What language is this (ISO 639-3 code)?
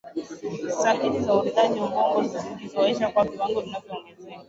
swa